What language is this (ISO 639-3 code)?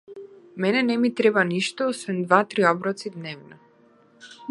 mkd